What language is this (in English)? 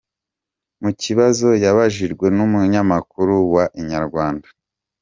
Kinyarwanda